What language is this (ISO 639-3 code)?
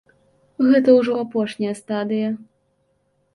bel